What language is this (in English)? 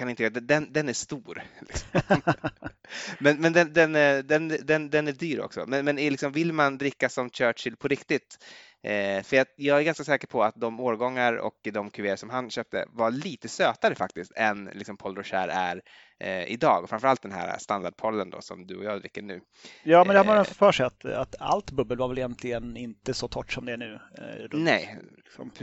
Swedish